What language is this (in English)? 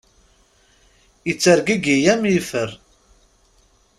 Kabyle